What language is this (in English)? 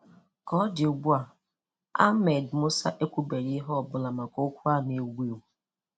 Igbo